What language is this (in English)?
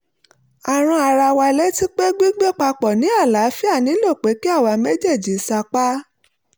Yoruba